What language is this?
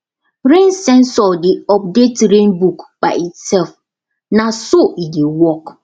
Nigerian Pidgin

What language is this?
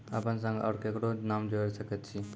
Maithili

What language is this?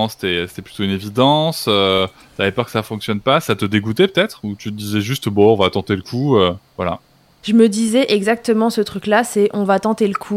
French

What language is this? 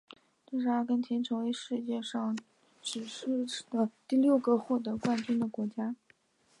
Chinese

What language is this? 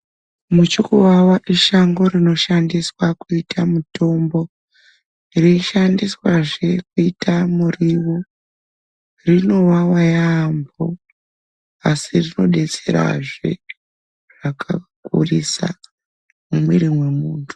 Ndau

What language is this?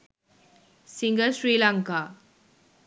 Sinhala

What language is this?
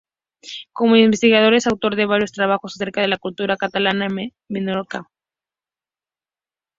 Spanish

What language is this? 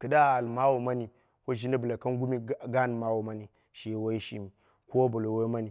Dera (Nigeria)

